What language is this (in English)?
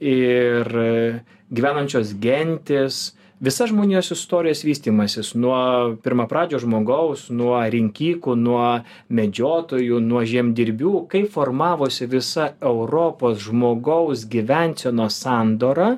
Lithuanian